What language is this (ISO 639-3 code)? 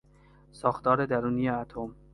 fas